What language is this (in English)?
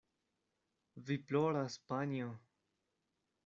Esperanto